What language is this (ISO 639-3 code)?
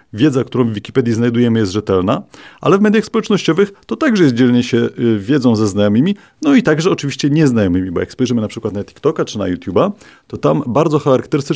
pol